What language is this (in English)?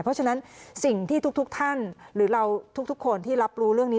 Thai